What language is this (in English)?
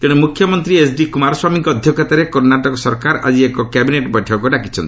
Odia